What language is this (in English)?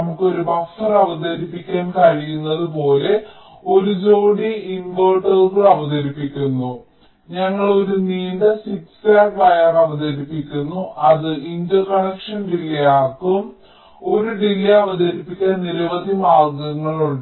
Malayalam